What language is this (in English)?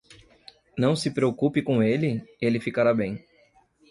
Portuguese